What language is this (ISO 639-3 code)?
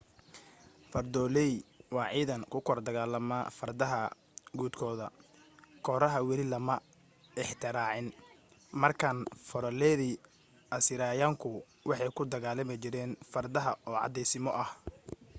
som